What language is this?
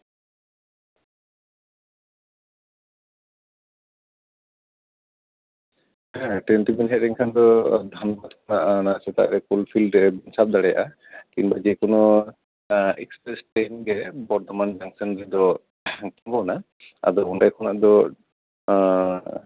Santali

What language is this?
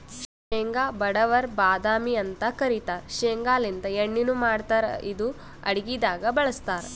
Kannada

